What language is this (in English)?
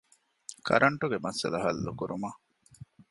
Divehi